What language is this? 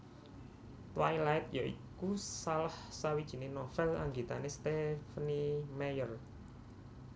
Javanese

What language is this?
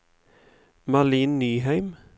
Norwegian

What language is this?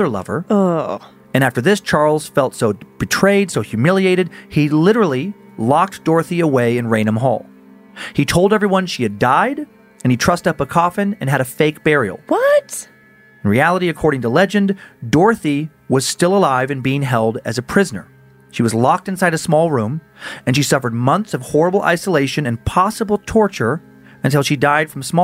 English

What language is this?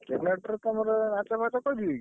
Odia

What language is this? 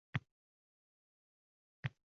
Uzbek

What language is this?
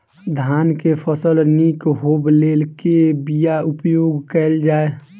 Maithili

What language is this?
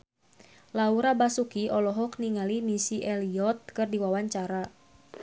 Sundanese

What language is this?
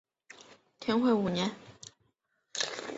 Chinese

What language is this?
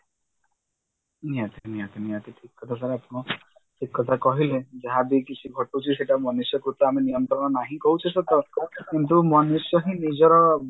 Odia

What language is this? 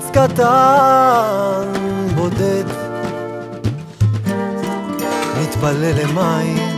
Hebrew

